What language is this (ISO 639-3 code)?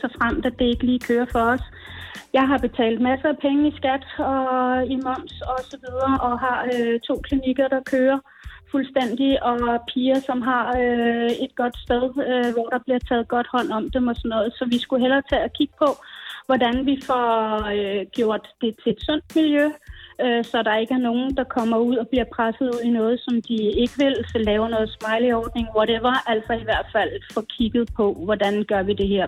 dan